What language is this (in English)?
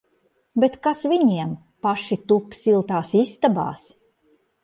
Latvian